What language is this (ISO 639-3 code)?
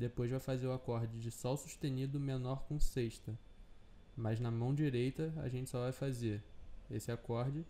por